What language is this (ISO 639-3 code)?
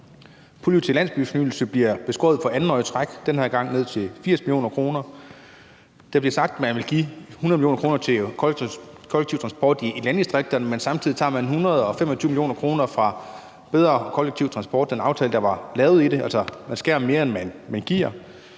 dan